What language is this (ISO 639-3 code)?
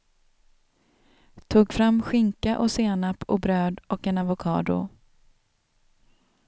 swe